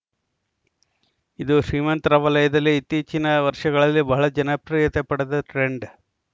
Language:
Kannada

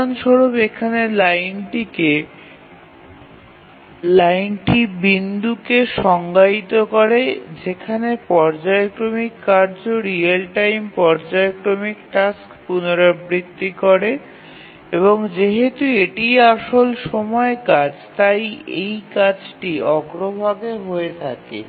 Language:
Bangla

